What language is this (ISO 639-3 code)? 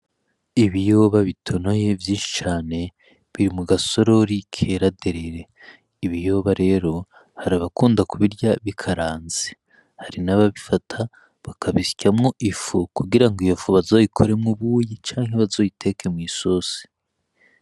run